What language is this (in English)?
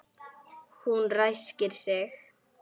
Icelandic